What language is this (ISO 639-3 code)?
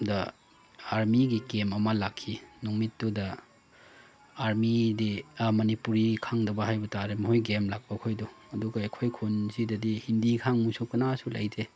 mni